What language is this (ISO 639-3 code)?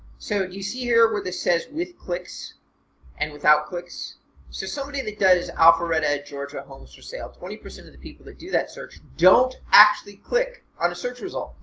eng